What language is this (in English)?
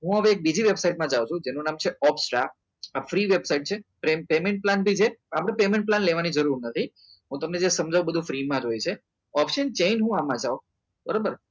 Gujarati